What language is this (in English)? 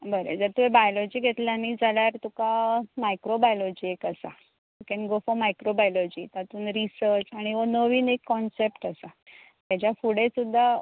Konkani